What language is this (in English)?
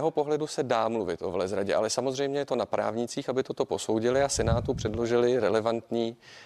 Czech